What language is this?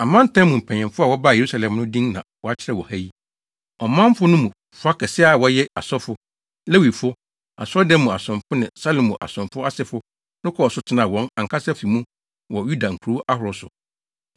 Akan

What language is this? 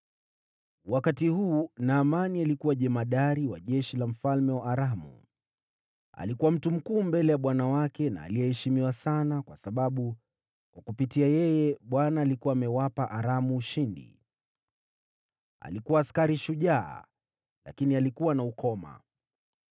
Swahili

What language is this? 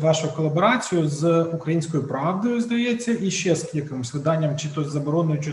Ukrainian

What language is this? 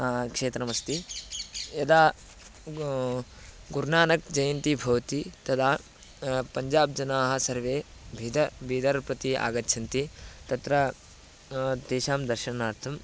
Sanskrit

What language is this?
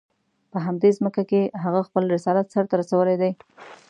Pashto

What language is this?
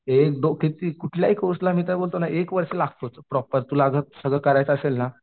Marathi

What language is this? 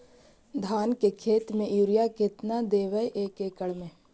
Magahi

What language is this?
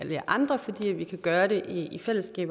Danish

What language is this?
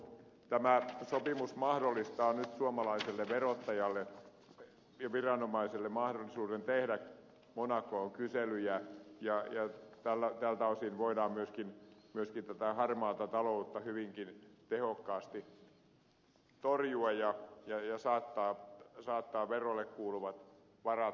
Finnish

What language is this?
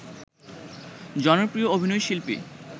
Bangla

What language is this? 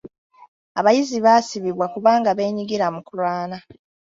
Ganda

